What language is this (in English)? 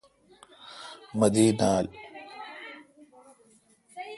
Kalkoti